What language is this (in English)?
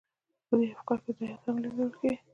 Pashto